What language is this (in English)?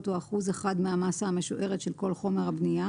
Hebrew